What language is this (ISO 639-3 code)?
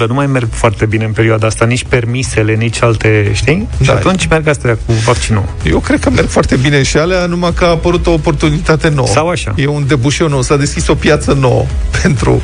ron